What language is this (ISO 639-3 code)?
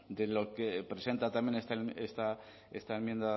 spa